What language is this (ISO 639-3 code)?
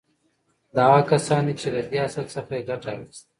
pus